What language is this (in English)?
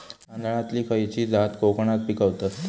Marathi